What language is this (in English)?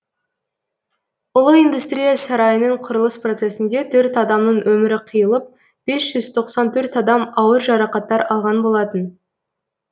Kazakh